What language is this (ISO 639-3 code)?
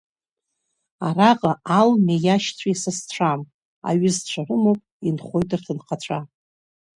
abk